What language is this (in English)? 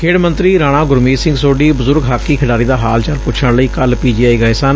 Punjabi